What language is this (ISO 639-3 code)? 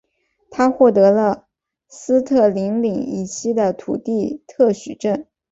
zho